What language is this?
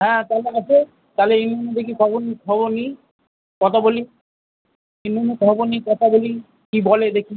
Bangla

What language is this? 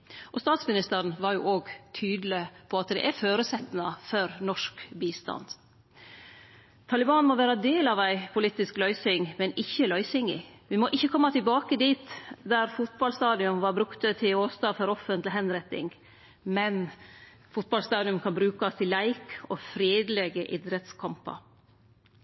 Norwegian Nynorsk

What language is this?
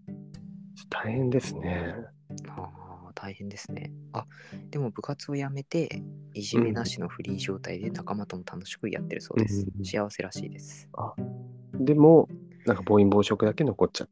Japanese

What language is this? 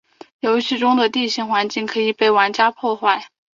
Chinese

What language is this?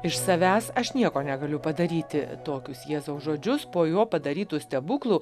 Lithuanian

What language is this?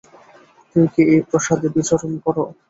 Bangla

